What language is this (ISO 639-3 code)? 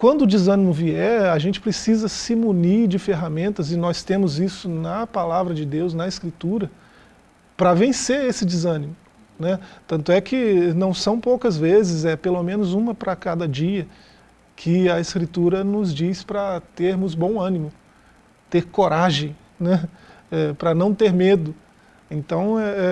por